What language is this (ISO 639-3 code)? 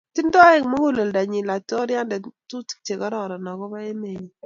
kln